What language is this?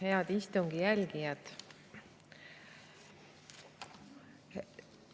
Estonian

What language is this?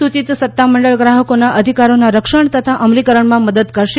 Gujarati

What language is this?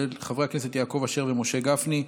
Hebrew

